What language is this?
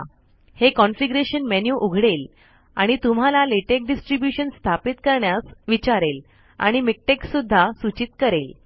Marathi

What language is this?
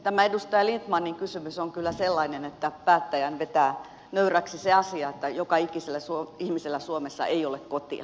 Finnish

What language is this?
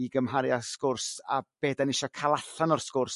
Welsh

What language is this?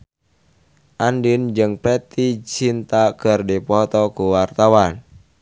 Sundanese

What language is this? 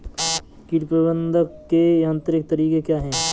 Hindi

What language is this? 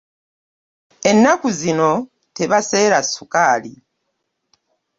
Ganda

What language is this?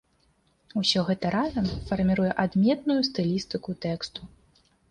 Belarusian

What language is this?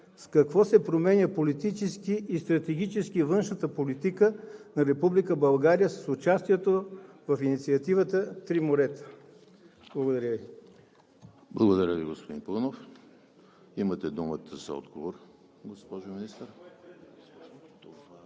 Bulgarian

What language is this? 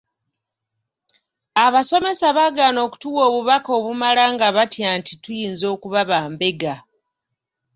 Ganda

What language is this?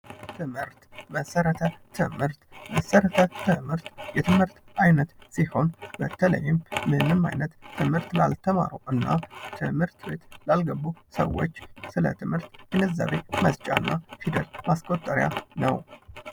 Amharic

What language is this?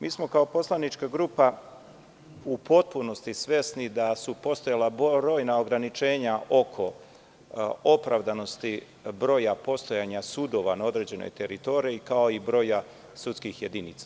Serbian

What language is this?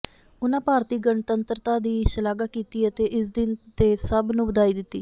Punjabi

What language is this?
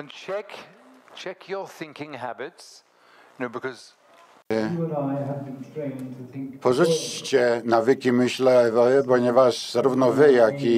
Polish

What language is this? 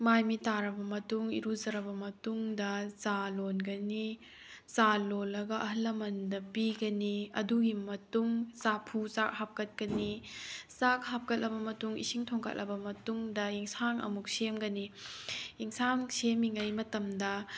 Manipuri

